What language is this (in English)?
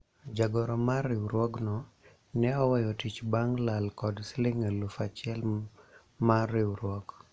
Luo (Kenya and Tanzania)